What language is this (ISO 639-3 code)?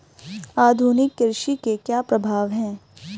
hin